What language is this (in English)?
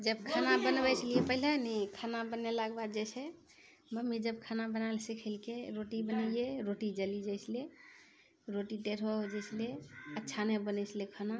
Maithili